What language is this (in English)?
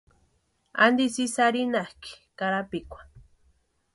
Western Highland Purepecha